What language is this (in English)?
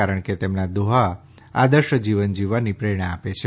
Gujarati